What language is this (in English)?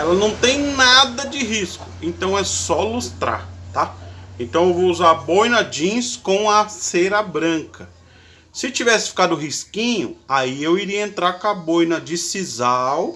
Portuguese